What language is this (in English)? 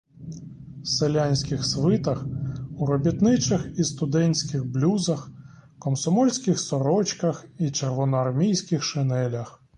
Ukrainian